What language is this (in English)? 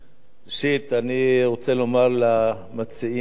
Hebrew